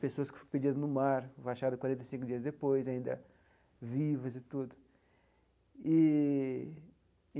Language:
Portuguese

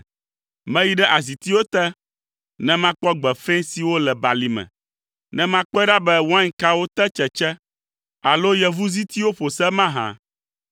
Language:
Ewe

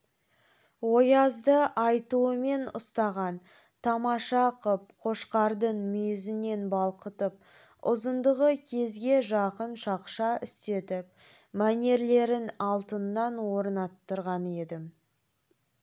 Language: Kazakh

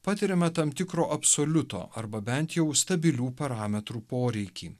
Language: Lithuanian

